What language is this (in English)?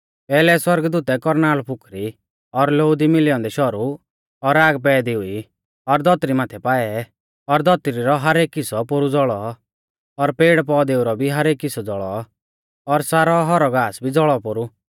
Mahasu Pahari